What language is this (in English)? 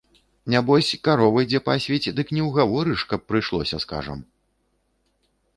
Belarusian